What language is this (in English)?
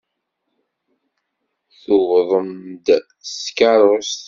Kabyle